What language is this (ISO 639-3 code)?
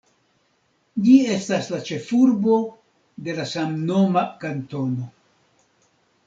epo